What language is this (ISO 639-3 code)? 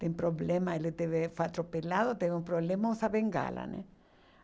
por